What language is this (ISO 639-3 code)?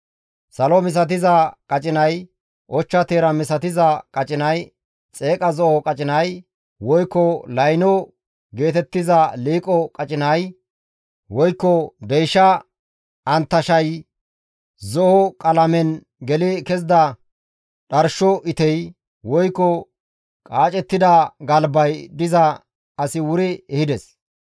gmv